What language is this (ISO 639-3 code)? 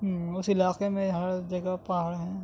urd